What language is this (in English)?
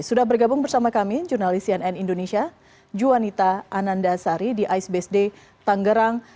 Indonesian